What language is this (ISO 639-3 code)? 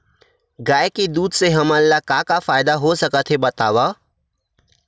hne